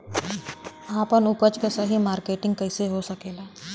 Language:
Bhojpuri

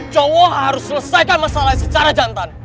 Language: Indonesian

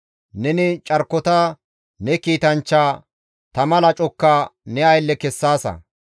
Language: Gamo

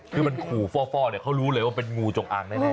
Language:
Thai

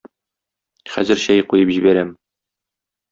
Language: Tatar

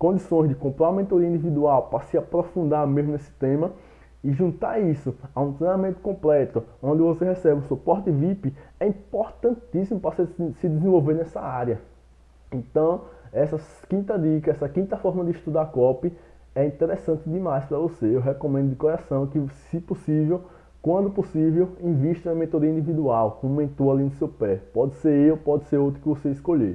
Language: Portuguese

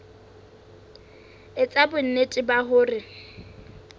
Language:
Southern Sotho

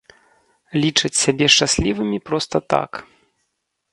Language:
Belarusian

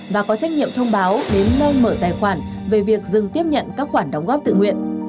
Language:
Vietnamese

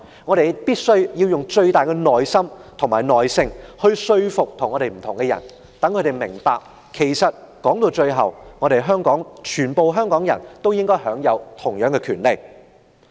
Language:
Cantonese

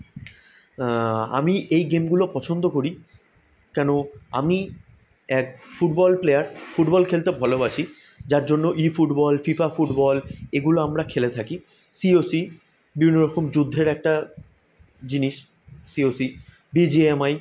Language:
Bangla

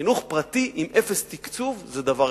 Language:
Hebrew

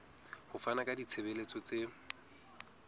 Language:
Southern Sotho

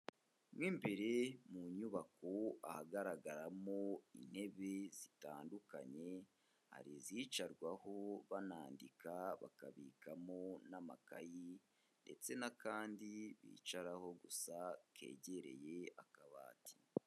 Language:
Kinyarwanda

